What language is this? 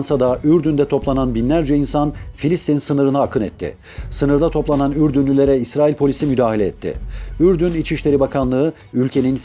Turkish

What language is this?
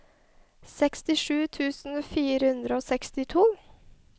Norwegian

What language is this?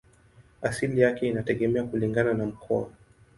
Swahili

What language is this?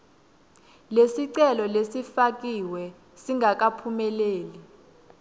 Swati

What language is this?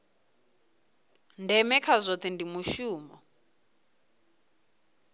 Venda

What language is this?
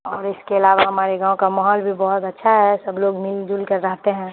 Urdu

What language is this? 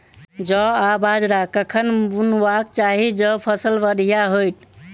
Maithili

